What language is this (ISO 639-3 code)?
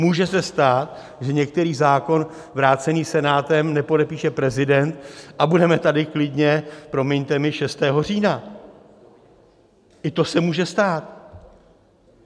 ces